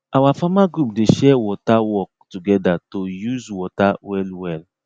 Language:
Nigerian Pidgin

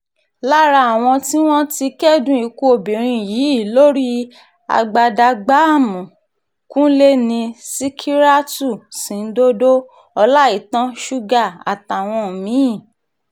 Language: Yoruba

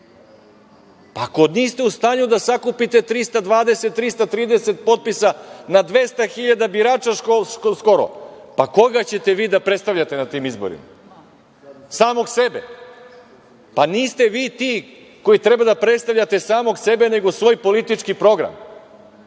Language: Serbian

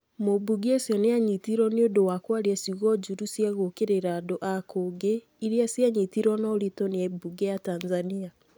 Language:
Kikuyu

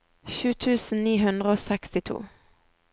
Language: Norwegian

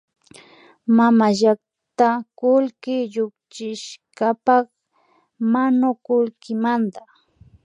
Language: Imbabura Highland Quichua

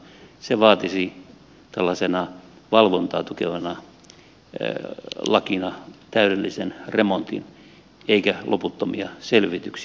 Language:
Finnish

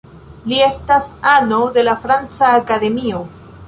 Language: Esperanto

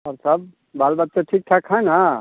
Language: Hindi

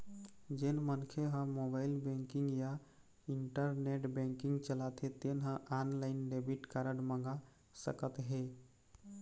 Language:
Chhattisgarhi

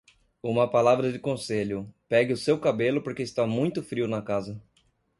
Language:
Portuguese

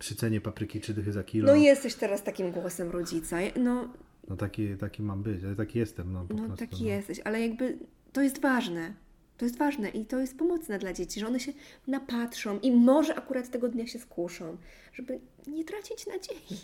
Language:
Polish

